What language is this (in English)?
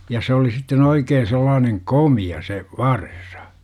Finnish